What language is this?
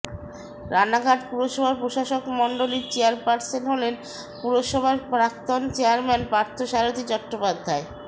Bangla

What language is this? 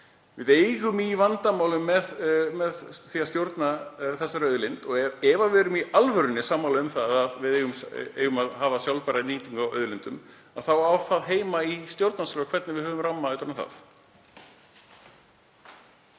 Icelandic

